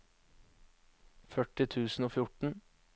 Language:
Norwegian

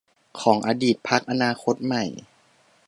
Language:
Thai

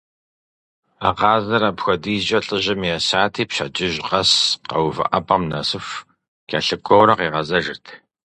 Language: Kabardian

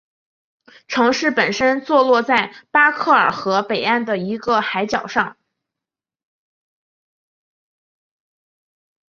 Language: Chinese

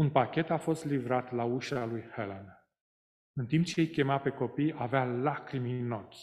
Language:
Romanian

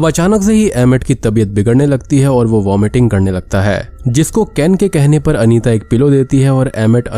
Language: Hindi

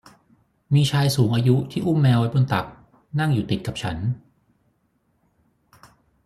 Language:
Thai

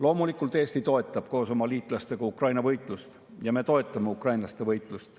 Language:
Estonian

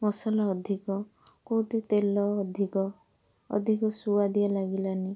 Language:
Odia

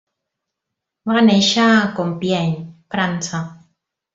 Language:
Catalan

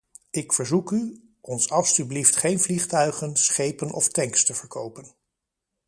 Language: Dutch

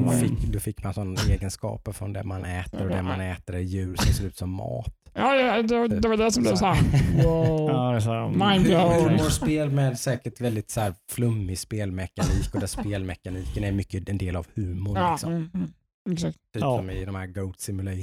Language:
Swedish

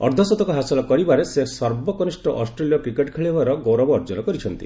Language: Odia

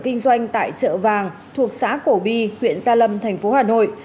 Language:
Vietnamese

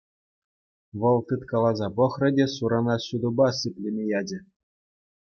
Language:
Chuvash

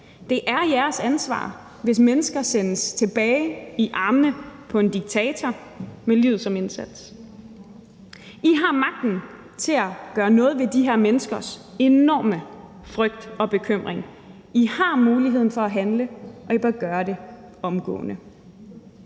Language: Danish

